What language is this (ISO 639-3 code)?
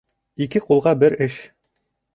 bak